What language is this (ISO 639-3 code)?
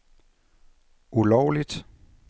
dan